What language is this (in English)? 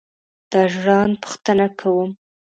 Pashto